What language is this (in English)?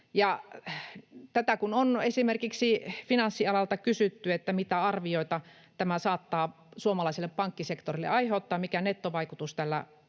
Finnish